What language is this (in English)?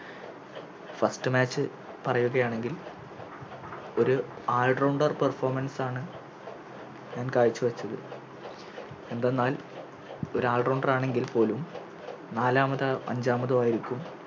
Malayalam